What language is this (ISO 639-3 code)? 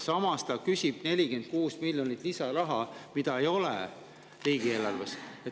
est